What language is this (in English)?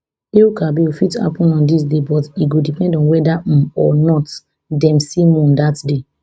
Nigerian Pidgin